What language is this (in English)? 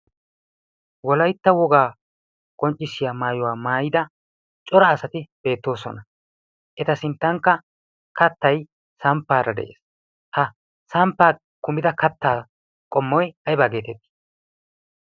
Wolaytta